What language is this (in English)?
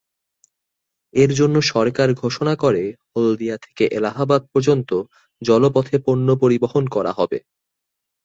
Bangla